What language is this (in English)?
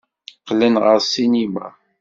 Kabyle